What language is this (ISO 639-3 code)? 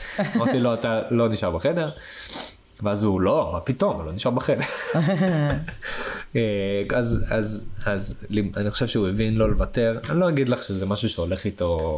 heb